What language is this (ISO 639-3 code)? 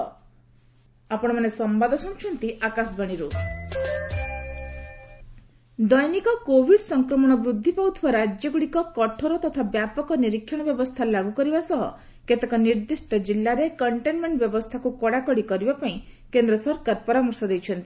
ori